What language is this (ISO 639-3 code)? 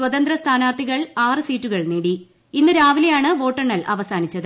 mal